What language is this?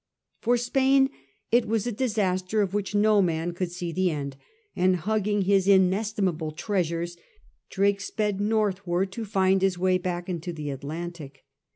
English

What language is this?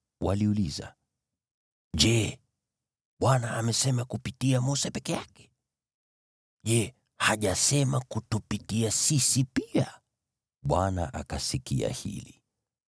Swahili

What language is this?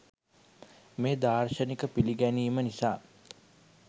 Sinhala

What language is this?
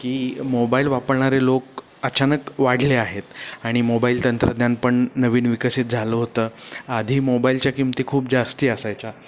Marathi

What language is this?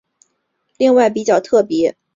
Chinese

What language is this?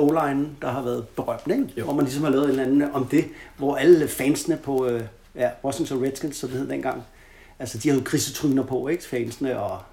Danish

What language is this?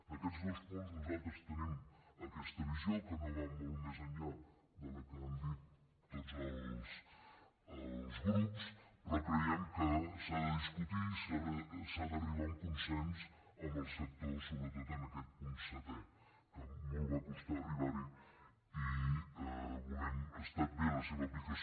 Catalan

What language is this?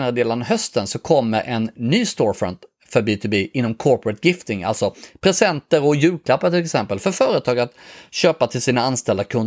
Swedish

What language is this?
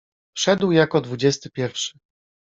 Polish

